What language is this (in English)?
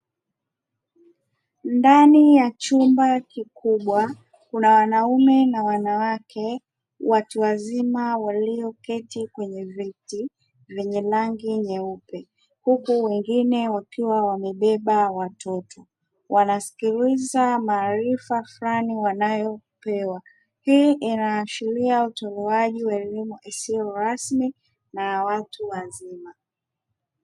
Swahili